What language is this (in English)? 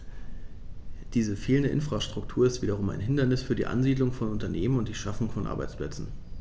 German